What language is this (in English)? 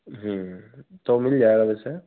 Hindi